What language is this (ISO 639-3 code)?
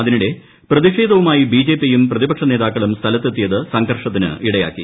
mal